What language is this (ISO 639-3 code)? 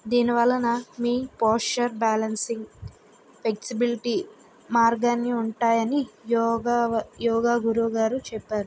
tel